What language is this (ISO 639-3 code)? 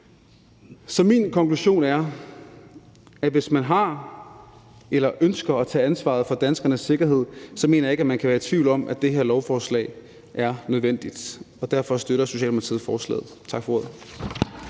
dan